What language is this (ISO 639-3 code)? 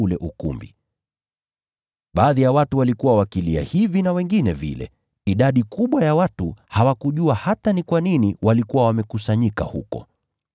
swa